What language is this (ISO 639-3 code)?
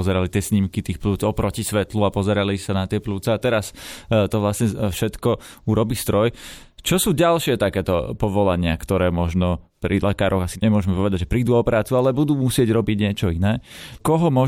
slk